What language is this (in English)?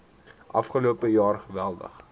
Afrikaans